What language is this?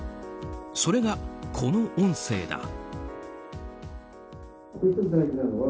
Japanese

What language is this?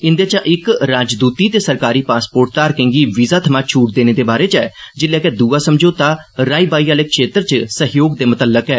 Dogri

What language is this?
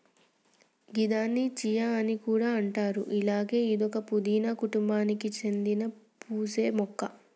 Telugu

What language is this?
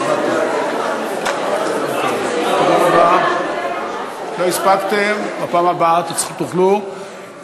Hebrew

